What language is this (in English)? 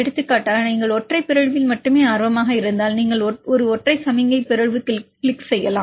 Tamil